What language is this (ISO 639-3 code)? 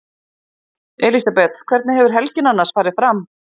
isl